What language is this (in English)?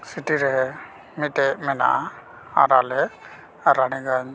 Santali